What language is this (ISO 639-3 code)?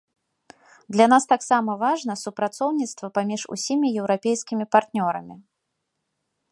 bel